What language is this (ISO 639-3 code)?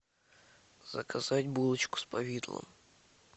rus